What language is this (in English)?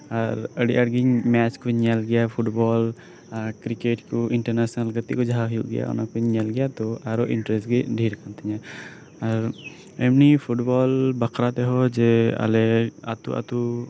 Santali